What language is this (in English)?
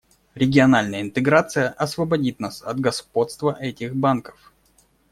Russian